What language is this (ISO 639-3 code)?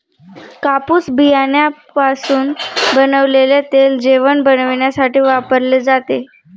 mar